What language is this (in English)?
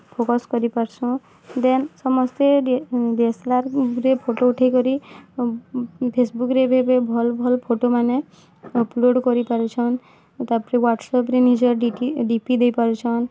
Odia